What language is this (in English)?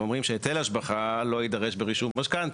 Hebrew